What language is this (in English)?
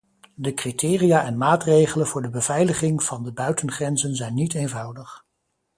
Dutch